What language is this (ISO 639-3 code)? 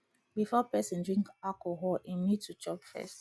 pcm